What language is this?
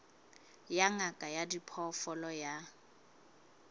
Southern Sotho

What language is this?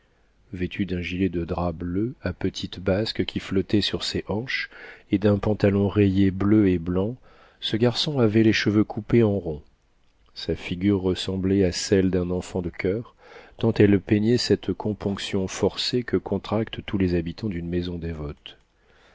French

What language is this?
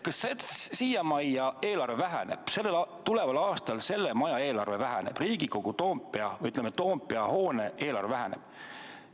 Estonian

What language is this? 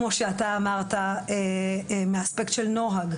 Hebrew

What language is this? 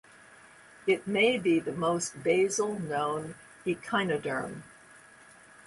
English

